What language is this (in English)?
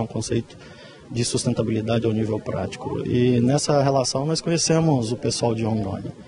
Portuguese